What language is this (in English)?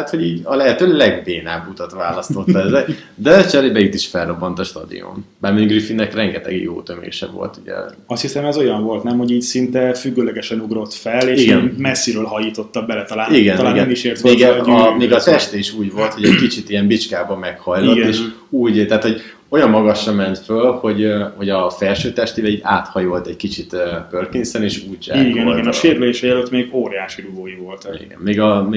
Hungarian